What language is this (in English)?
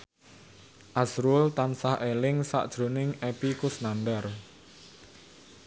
Javanese